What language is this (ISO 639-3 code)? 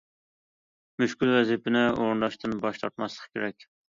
uig